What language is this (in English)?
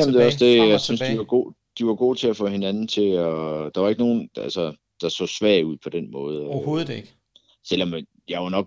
Danish